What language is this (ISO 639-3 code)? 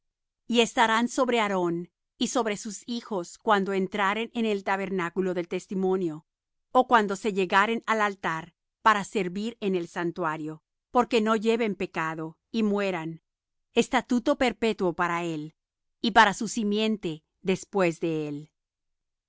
spa